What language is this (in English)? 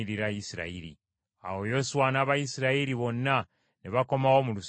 Ganda